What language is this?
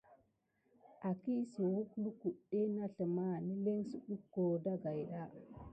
Gidar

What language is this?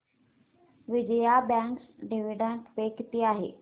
Marathi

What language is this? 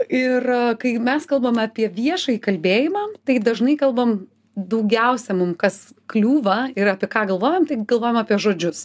Lithuanian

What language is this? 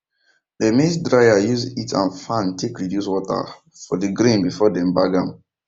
Nigerian Pidgin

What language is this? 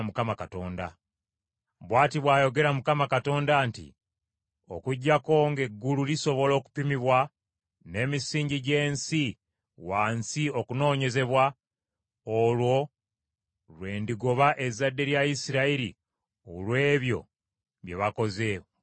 Ganda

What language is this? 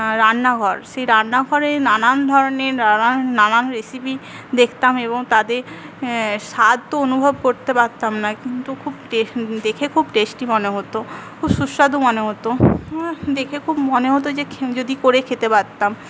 Bangla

